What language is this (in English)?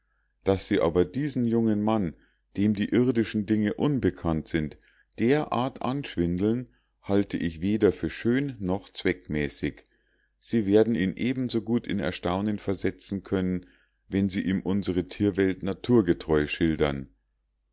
German